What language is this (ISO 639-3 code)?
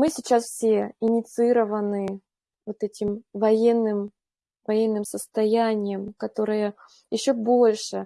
rus